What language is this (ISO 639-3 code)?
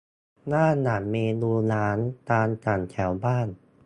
tha